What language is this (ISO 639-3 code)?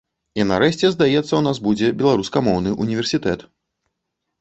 bel